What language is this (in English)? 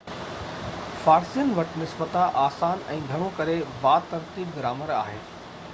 Sindhi